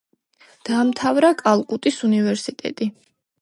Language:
Georgian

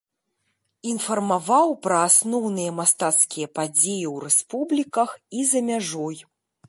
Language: Belarusian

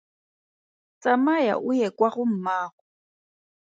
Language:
Tswana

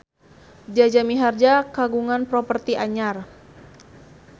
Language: Sundanese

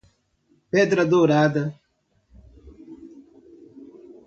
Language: Portuguese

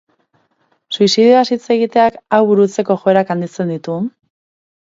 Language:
Basque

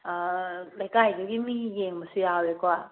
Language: Manipuri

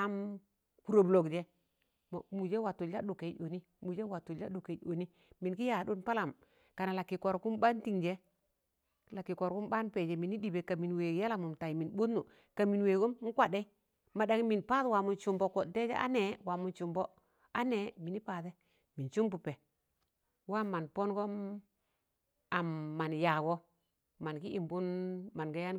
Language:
Tangale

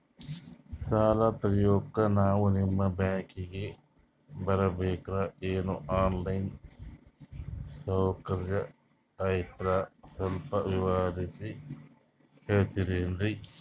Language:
Kannada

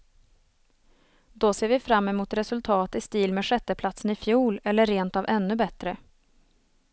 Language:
Swedish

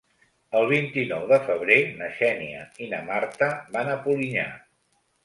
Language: Catalan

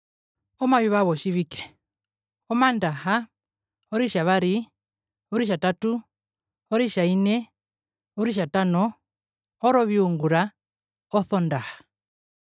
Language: Herero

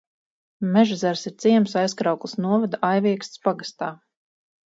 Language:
Latvian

